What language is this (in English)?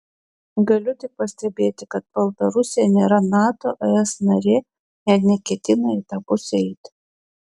Lithuanian